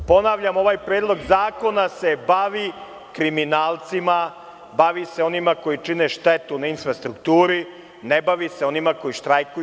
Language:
Serbian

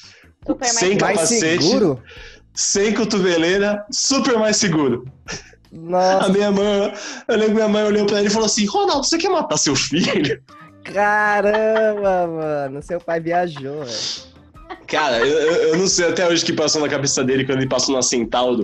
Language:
Portuguese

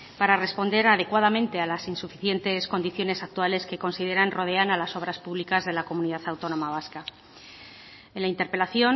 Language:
Spanish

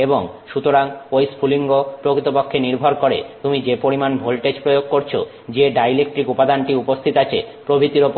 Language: Bangla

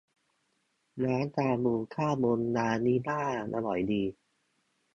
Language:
Thai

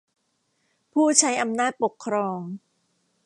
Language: Thai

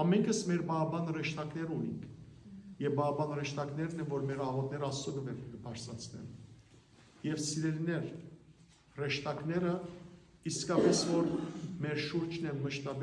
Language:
Romanian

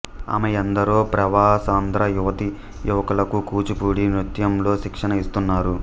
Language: Telugu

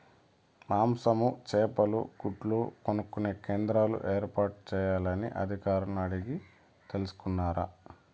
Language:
Telugu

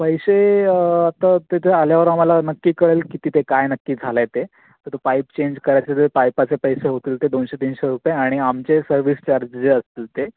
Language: Marathi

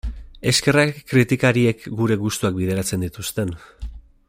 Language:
Basque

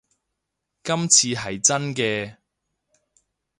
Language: Cantonese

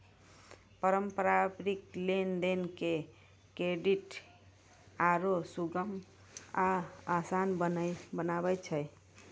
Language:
Maithili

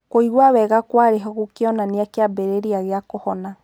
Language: Kikuyu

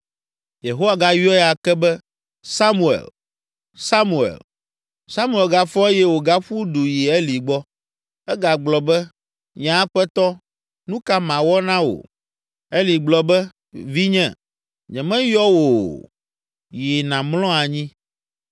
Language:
Ewe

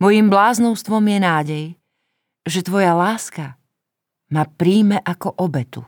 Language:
Slovak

